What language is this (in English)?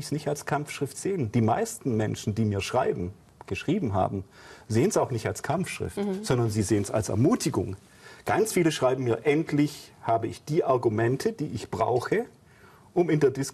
German